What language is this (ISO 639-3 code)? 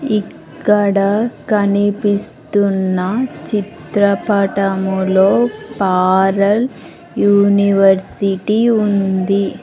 tel